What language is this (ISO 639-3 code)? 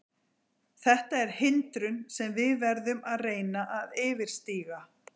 isl